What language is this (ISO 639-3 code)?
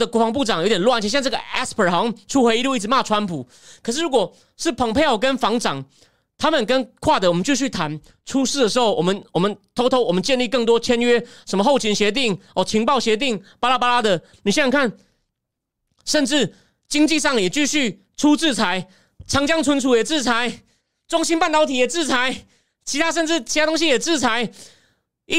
zho